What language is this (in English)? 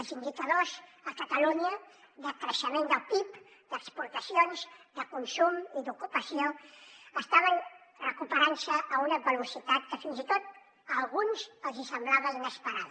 Catalan